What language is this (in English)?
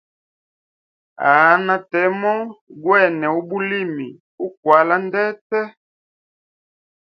Hemba